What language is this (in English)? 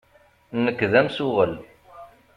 Kabyle